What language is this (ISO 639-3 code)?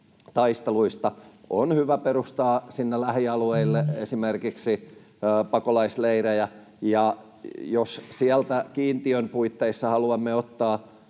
fin